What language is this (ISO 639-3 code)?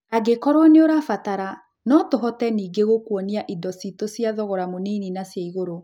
kik